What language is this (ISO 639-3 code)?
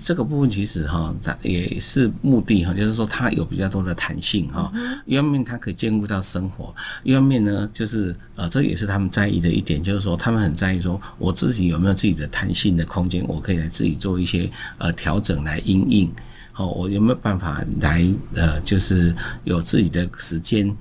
zho